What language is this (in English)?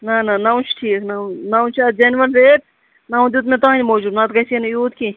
Kashmiri